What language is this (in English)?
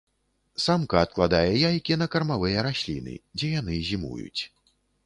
Belarusian